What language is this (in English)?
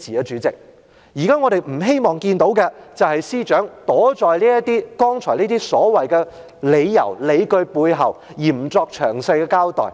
Cantonese